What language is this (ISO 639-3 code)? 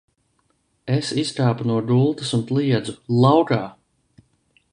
lav